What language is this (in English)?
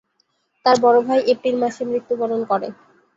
Bangla